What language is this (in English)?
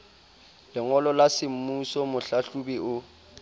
Southern Sotho